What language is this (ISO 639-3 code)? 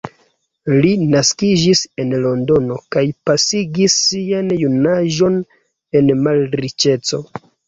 epo